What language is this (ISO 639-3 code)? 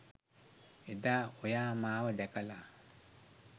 sin